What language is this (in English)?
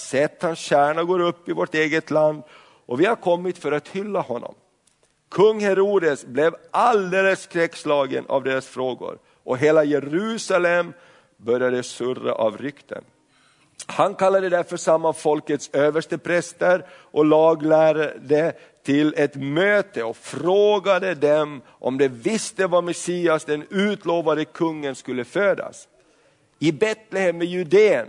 Swedish